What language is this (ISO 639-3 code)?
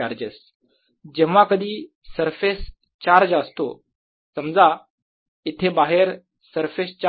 mar